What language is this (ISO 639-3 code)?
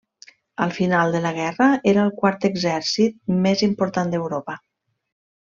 cat